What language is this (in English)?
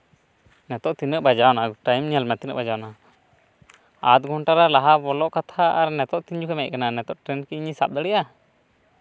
Santali